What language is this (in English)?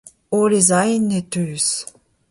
Breton